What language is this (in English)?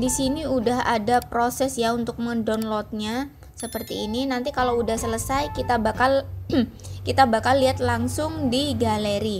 Indonesian